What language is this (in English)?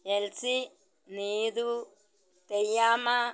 Malayalam